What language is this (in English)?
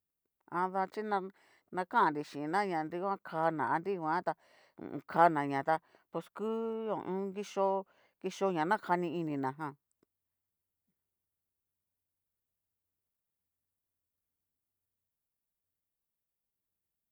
Cacaloxtepec Mixtec